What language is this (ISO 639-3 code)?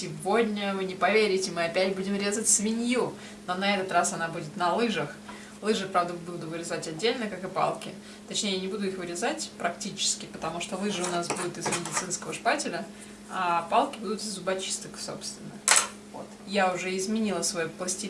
rus